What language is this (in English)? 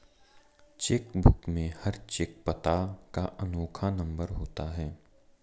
Hindi